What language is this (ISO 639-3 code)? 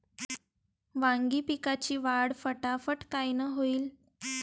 mar